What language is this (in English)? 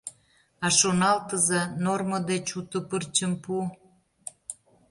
Mari